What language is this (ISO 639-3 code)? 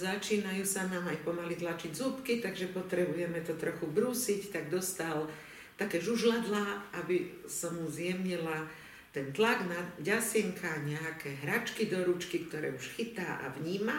slk